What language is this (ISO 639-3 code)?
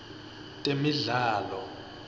ssw